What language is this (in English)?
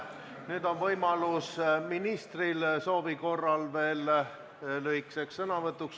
Estonian